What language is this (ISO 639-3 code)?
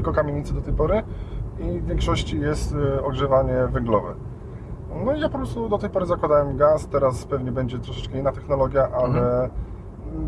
pol